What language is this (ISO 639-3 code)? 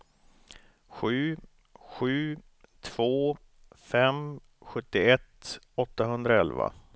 swe